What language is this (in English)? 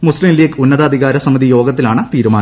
Malayalam